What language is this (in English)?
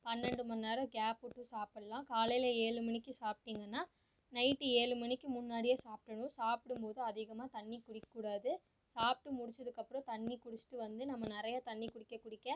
Tamil